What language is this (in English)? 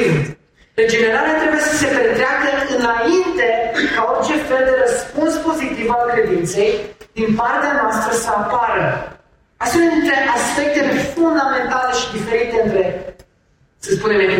Romanian